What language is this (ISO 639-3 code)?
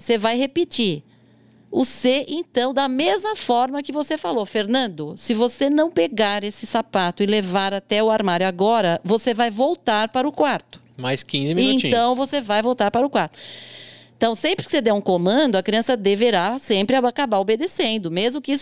por